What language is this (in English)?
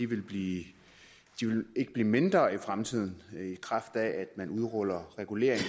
Danish